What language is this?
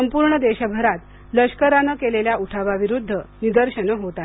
Marathi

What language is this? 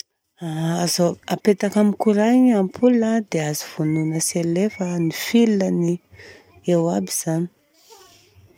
Southern Betsimisaraka Malagasy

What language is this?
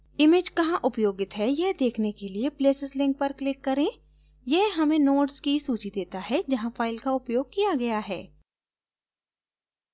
Hindi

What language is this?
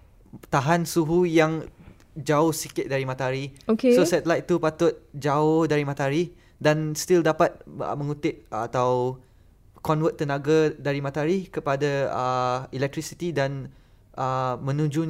Malay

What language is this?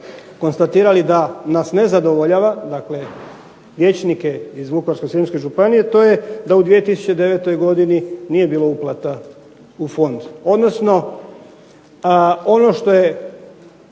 Croatian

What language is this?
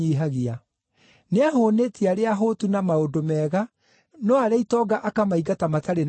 Kikuyu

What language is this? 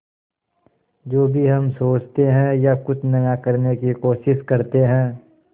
Hindi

